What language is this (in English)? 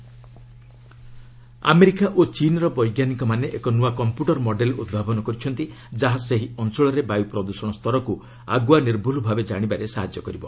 Odia